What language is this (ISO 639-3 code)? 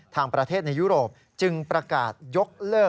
tha